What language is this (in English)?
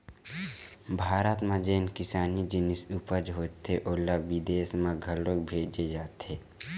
Chhattisgarhi